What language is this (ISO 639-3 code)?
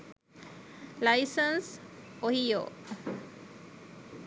sin